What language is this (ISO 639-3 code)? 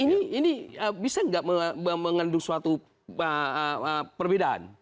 ind